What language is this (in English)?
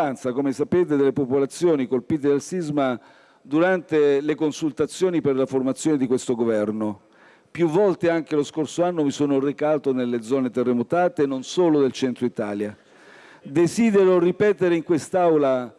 Italian